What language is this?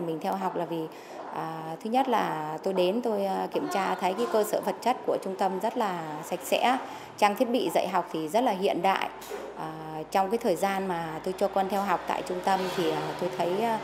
Vietnamese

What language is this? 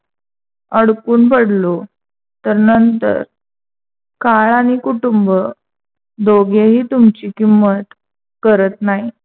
Marathi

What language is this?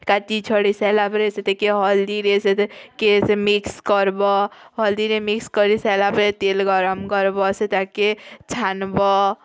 Odia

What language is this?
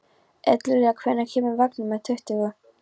Icelandic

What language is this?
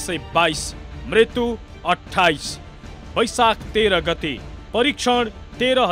Hindi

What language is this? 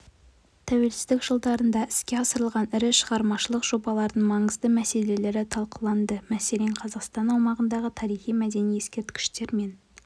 Kazakh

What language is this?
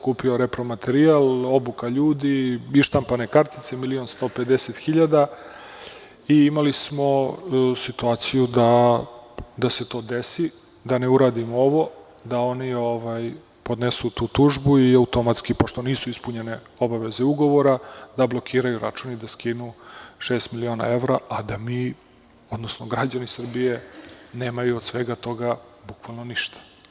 Serbian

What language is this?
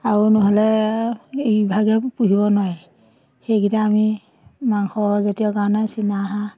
Assamese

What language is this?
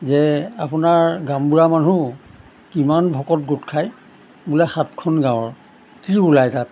Assamese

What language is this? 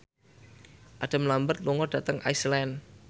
Javanese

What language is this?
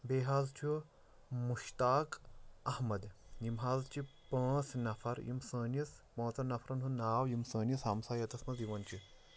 Kashmiri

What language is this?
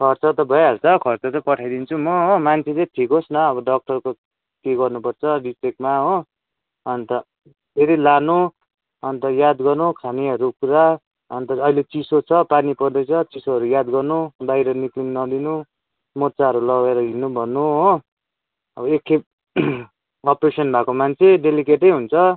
Nepali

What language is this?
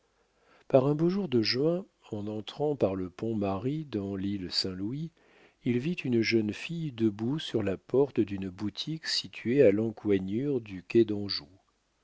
French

